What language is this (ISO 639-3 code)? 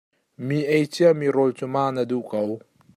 cnh